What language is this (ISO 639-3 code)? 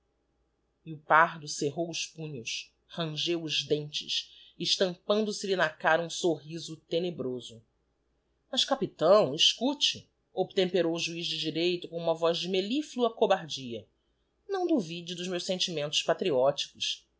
por